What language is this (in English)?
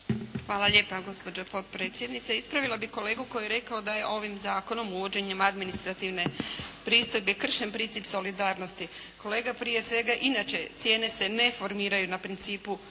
Croatian